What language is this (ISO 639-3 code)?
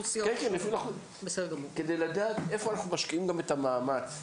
heb